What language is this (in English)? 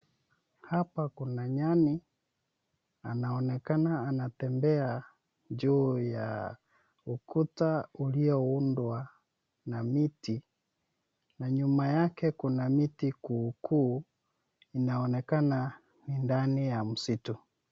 Swahili